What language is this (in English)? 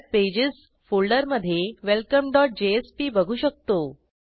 Marathi